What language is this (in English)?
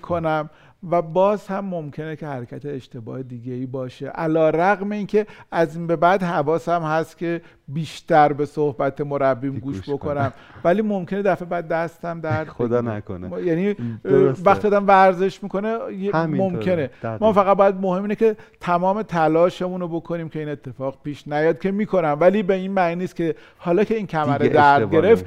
Persian